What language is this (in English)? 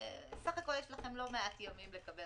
Hebrew